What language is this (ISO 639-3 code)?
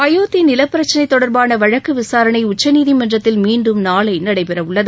tam